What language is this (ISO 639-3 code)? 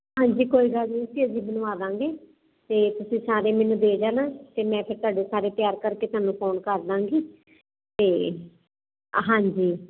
pan